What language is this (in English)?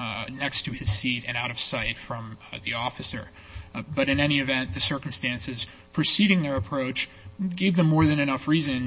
English